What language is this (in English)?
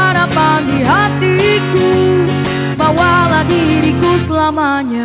Indonesian